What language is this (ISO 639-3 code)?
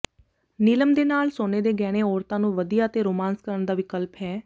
pan